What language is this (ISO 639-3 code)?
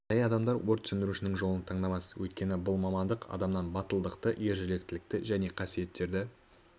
kaz